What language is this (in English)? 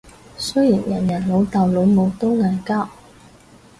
Cantonese